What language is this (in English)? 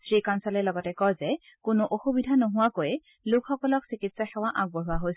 Assamese